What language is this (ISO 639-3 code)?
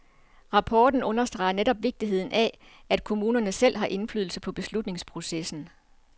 dan